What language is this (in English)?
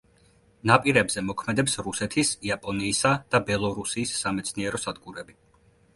Georgian